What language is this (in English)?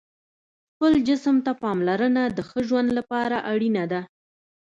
Pashto